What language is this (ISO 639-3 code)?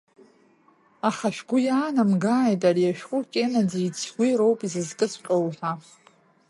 abk